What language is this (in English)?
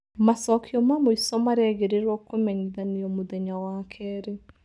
Kikuyu